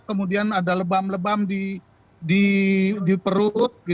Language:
Indonesian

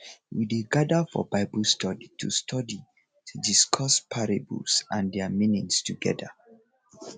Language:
Nigerian Pidgin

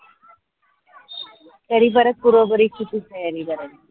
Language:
Marathi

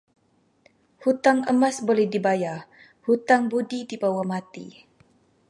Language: Malay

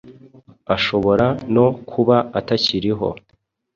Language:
Kinyarwanda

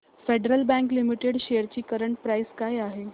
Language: Marathi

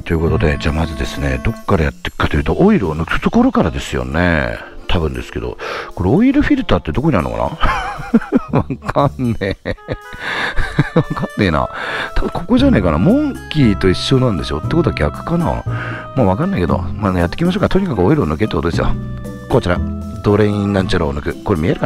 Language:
Japanese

